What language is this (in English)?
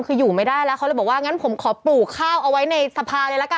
Thai